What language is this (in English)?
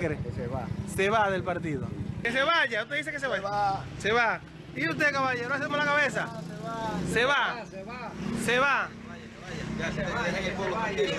Spanish